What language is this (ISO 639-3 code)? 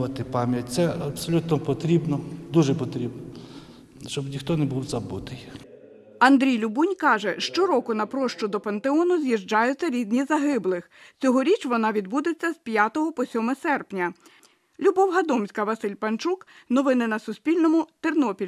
ukr